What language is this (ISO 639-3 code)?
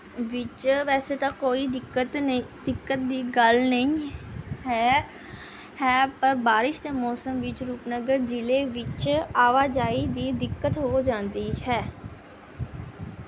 pan